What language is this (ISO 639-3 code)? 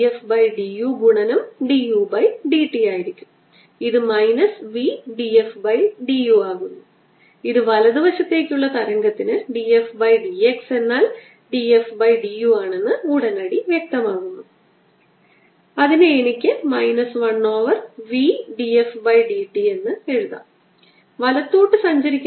mal